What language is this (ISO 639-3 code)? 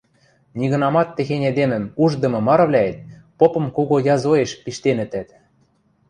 mrj